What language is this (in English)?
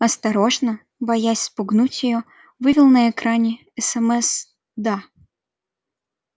Russian